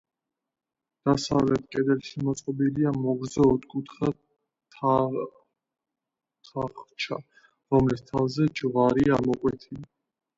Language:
Georgian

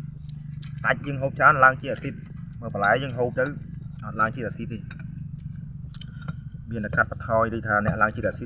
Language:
Vietnamese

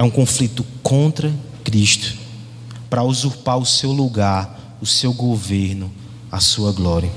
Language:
Portuguese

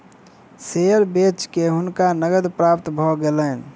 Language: Maithili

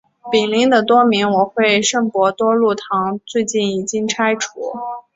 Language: Chinese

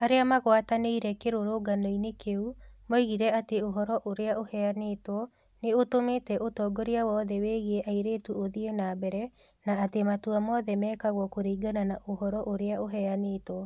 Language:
Kikuyu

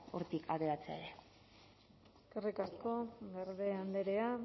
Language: Basque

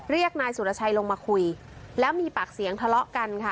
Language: Thai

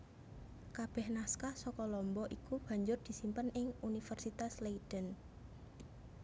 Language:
Javanese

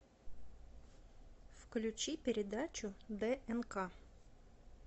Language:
Russian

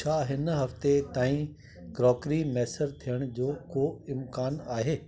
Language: Sindhi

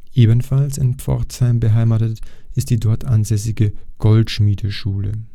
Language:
German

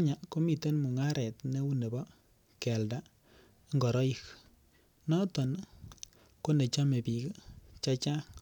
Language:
Kalenjin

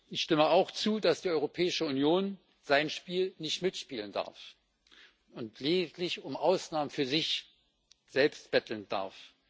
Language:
German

